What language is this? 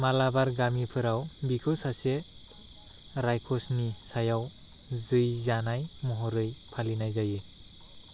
Bodo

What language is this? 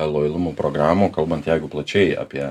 Lithuanian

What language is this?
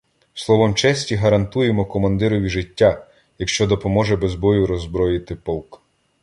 Ukrainian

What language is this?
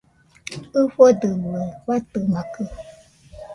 Nüpode Huitoto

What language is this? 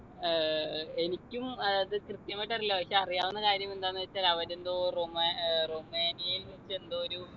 Malayalam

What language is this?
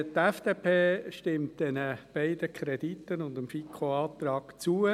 Swiss German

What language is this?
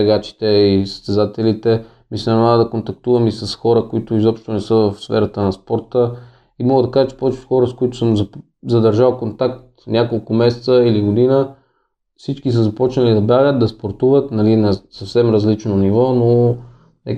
Bulgarian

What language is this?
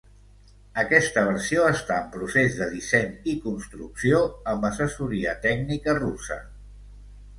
Catalan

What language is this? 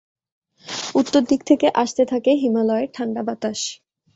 Bangla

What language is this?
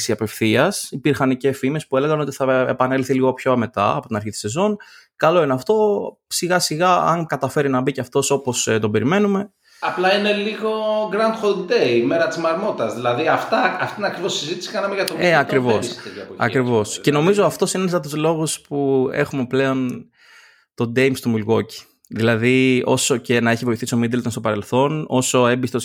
Greek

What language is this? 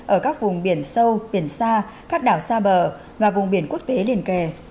Vietnamese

